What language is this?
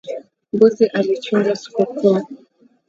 Swahili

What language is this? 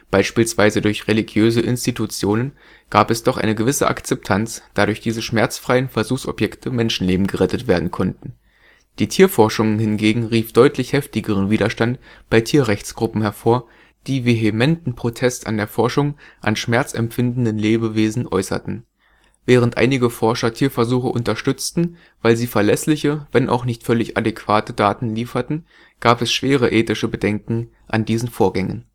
German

